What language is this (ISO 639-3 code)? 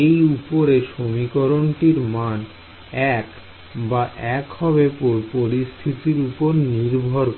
ben